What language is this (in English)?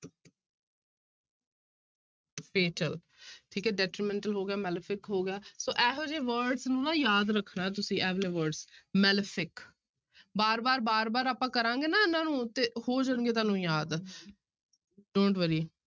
Punjabi